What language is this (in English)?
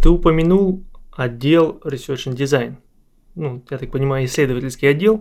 Russian